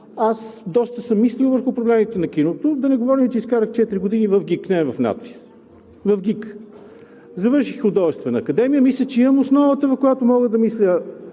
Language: Bulgarian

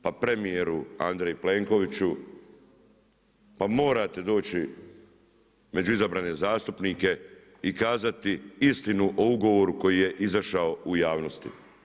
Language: Croatian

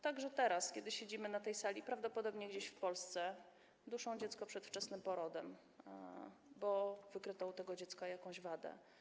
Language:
Polish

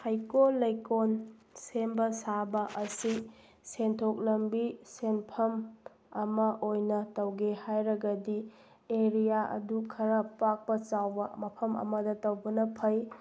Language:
Manipuri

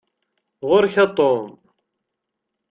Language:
Kabyle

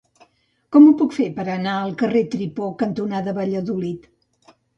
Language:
Catalan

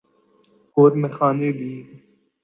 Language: Urdu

